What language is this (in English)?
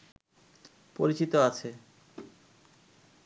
Bangla